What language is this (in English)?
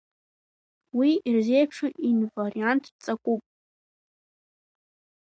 Abkhazian